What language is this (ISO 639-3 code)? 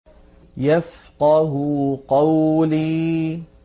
ara